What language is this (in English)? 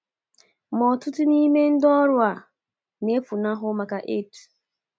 Igbo